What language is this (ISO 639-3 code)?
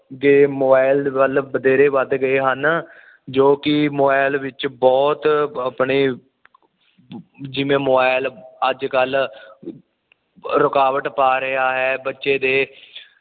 pan